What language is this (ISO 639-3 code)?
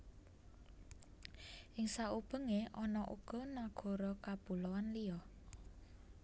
jav